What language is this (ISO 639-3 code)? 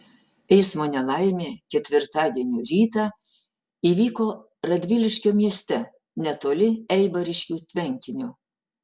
lit